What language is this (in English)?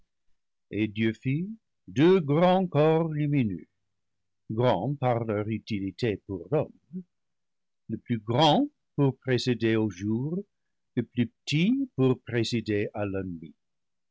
French